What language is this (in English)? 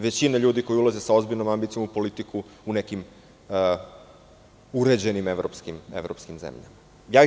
Serbian